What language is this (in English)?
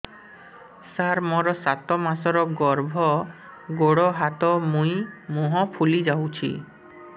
Odia